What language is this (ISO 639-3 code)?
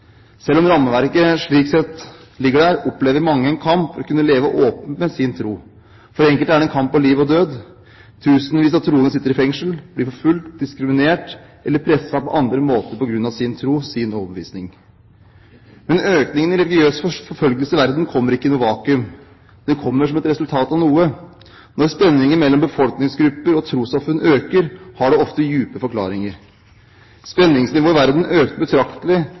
nob